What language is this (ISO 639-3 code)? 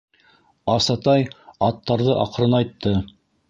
bak